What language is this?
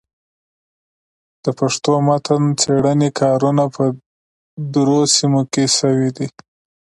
Pashto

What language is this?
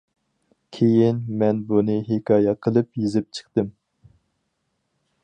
Uyghur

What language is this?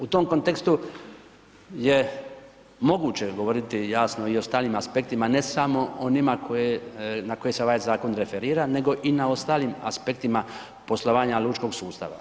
Croatian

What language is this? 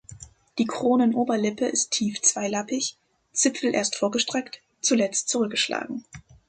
German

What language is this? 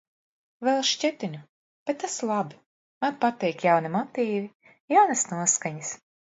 Latvian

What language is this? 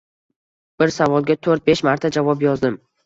Uzbek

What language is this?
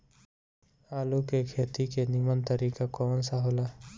Bhojpuri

